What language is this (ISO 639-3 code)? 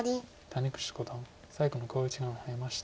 jpn